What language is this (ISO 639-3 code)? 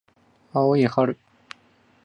jpn